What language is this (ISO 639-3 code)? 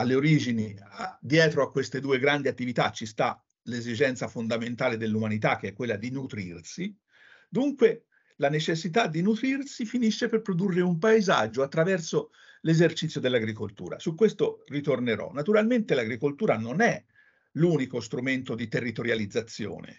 ita